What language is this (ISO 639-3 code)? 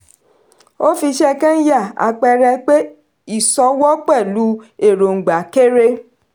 yor